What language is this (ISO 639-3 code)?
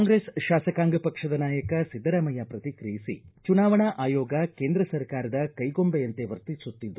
kan